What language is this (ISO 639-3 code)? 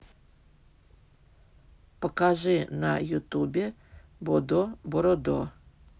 rus